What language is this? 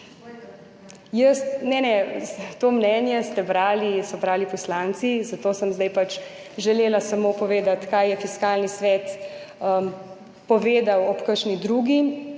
Slovenian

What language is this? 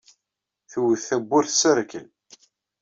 Kabyle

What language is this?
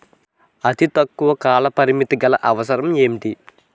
Telugu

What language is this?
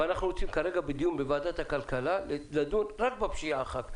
Hebrew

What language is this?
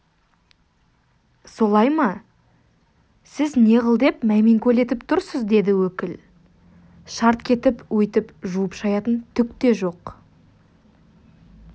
Kazakh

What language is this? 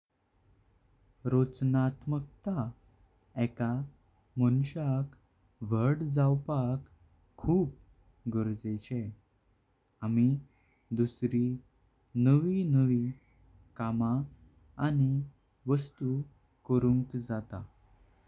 Konkani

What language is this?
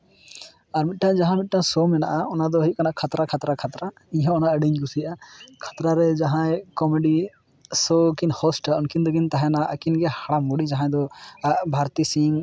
Santali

